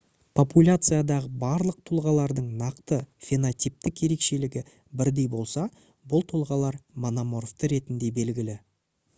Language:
Kazakh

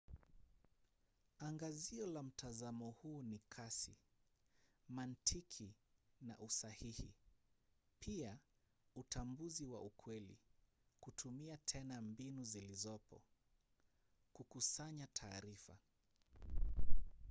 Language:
Swahili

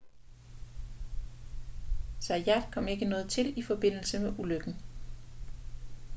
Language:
Danish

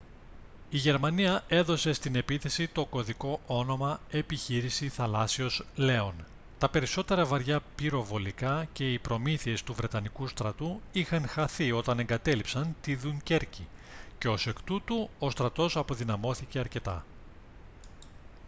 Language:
Greek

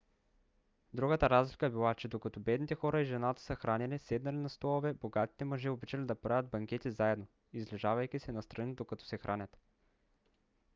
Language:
Bulgarian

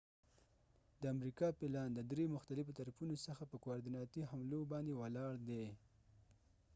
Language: Pashto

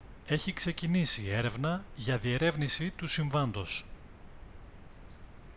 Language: Greek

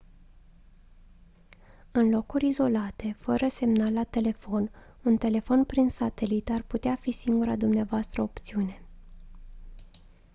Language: Romanian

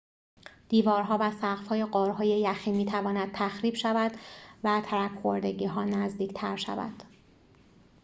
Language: Persian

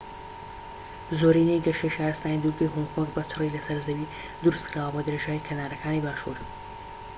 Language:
Central Kurdish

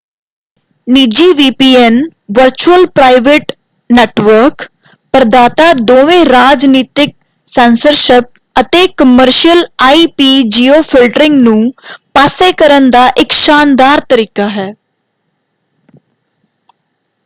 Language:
Punjabi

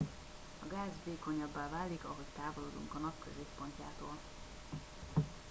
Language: Hungarian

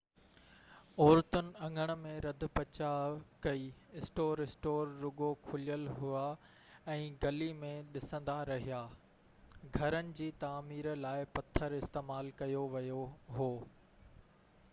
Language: Sindhi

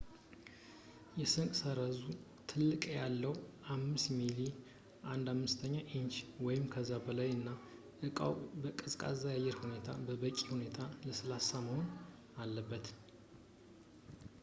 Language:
Amharic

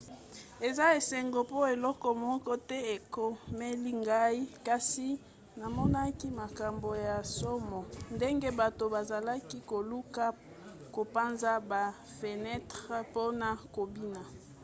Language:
Lingala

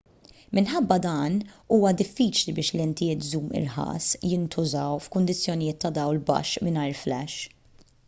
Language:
Maltese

